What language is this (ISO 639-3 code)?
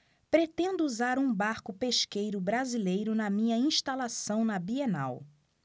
por